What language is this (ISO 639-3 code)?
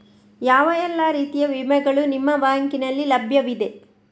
kan